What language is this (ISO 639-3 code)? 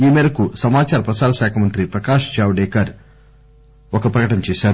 tel